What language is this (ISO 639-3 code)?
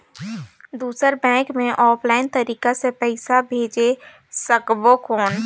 hne